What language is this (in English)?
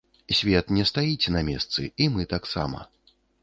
Belarusian